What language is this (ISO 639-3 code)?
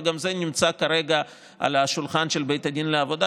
heb